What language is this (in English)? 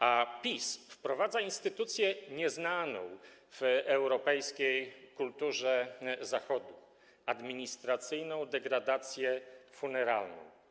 Polish